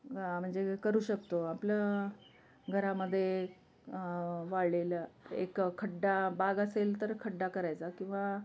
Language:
Marathi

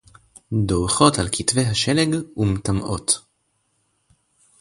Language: Hebrew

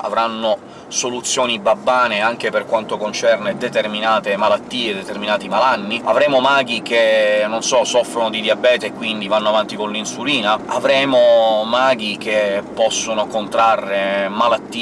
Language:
Italian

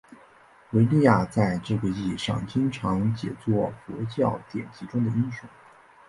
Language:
Chinese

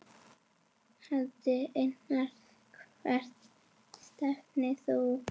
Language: Icelandic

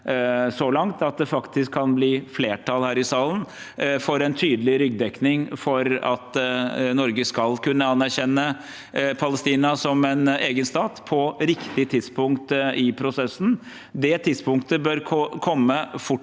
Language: Norwegian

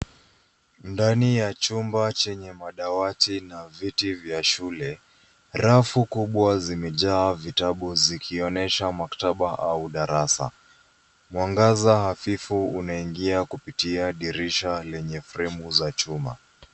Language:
Swahili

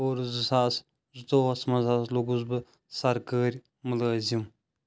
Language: Kashmiri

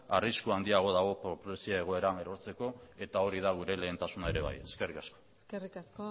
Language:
Basque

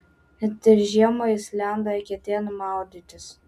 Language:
Lithuanian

